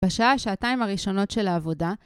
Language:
Hebrew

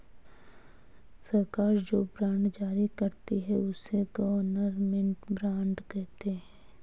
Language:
Hindi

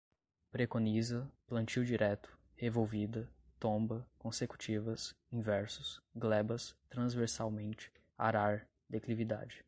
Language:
Portuguese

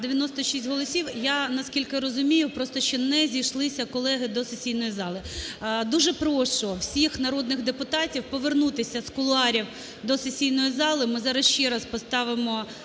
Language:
Ukrainian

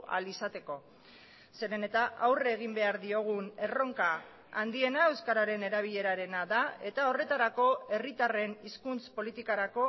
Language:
Basque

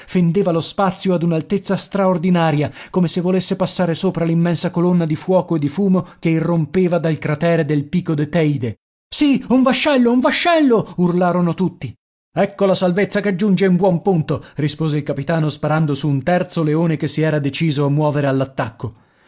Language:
Italian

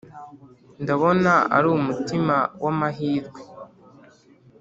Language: Kinyarwanda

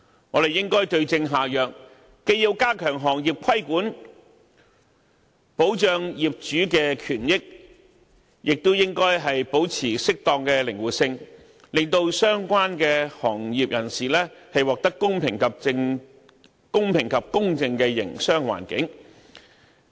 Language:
Cantonese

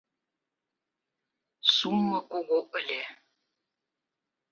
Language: Mari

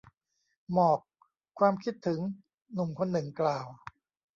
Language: Thai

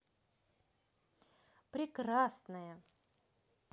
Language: Russian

